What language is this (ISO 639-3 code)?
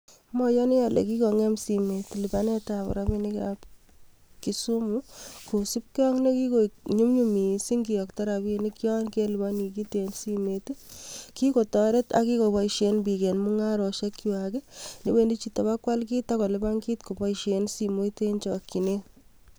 kln